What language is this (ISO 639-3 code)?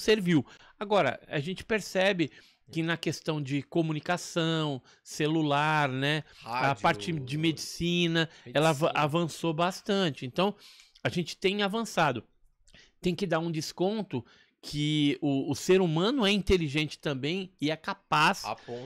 por